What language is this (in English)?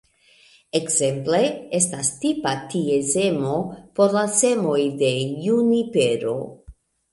Esperanto